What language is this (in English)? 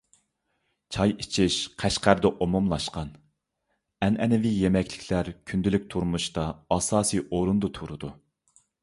Uyghur